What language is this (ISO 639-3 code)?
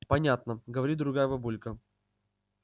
rus